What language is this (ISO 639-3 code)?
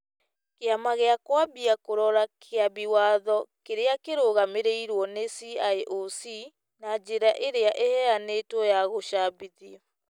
kik